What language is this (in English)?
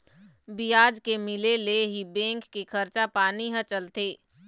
Chhattisgarhi